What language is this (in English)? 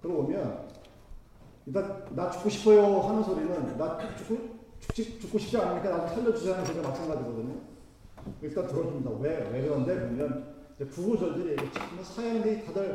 Korean